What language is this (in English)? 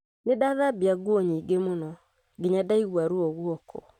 Kikuyu